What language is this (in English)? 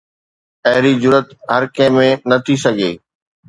Sindhi